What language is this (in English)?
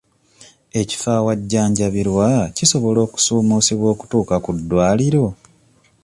Ganda